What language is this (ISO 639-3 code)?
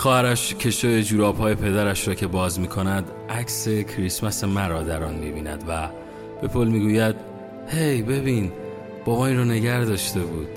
fas